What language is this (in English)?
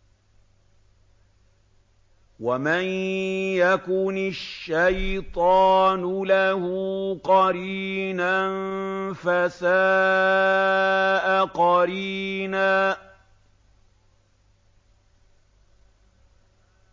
Arabic